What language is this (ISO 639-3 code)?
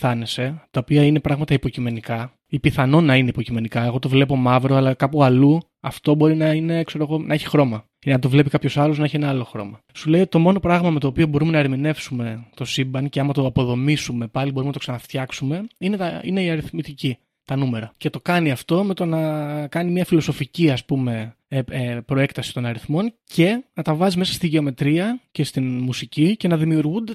ell